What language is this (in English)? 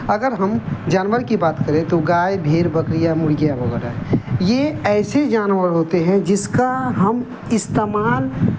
Urdu